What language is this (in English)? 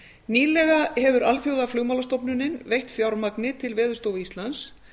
Icelandic